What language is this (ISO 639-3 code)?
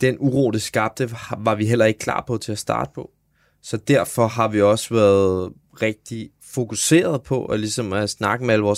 dan